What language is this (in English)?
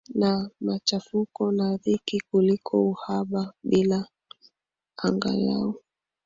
Swahili